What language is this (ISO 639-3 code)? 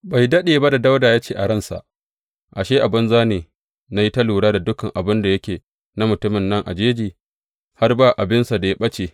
hau